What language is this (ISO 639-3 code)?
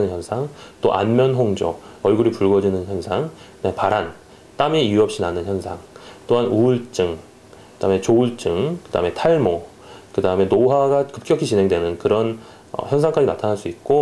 kor